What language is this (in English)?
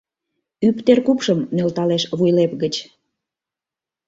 Mari